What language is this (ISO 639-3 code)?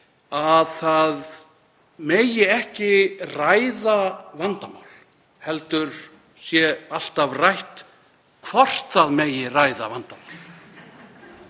isl